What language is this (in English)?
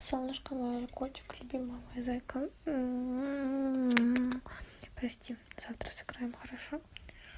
Russian